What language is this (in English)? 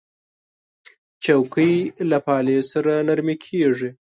Pashto